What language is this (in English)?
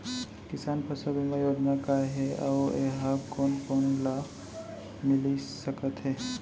Chhattisgarhi